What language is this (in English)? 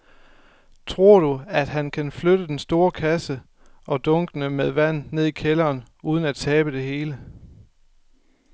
Danish